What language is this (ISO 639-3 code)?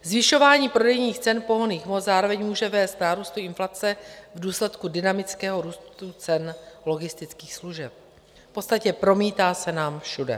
ces